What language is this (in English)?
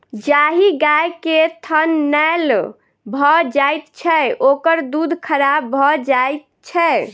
Maithili